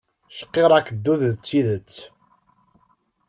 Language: Kabyle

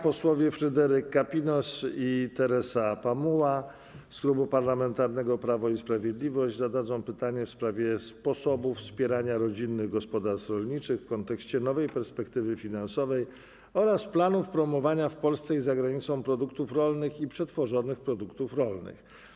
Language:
Polish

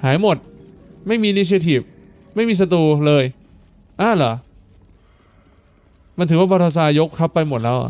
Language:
Thai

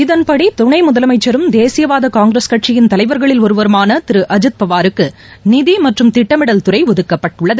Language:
Tamil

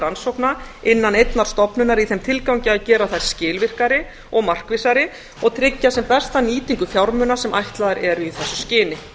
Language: Icelandic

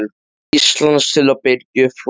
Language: Icelandic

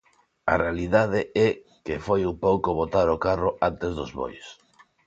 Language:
Galician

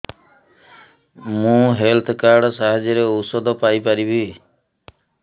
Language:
Odia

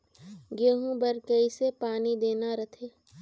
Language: Chhattisgarhi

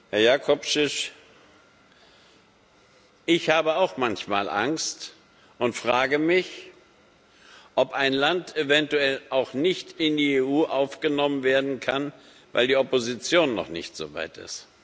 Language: German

